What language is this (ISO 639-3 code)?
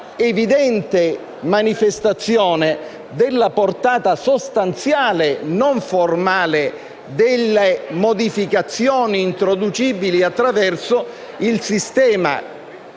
ita